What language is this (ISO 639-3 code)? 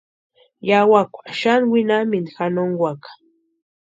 pua